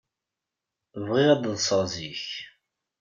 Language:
Kabyle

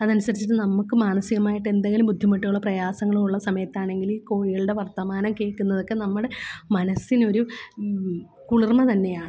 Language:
Malayalam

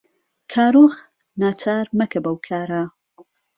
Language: Central Kurdish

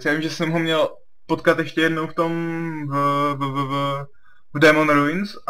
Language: Czech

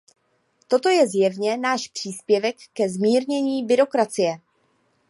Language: Czech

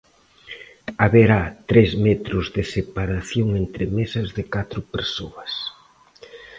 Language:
Galician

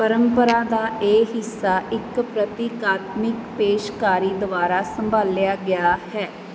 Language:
Punjabi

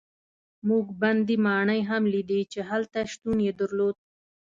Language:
Pashto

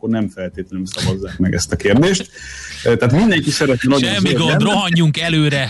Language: Hungarian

